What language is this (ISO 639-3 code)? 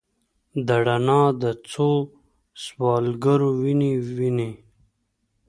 pus